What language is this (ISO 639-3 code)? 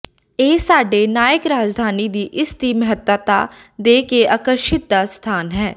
pan